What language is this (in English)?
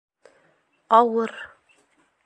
Bashkir